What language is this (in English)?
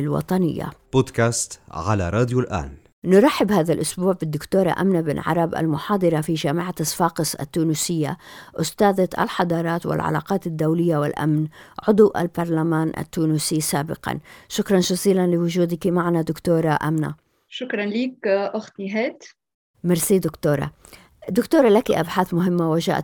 Arabic